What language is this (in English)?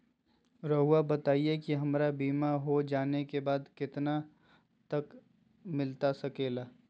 Magahi